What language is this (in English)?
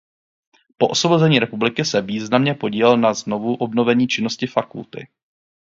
Czech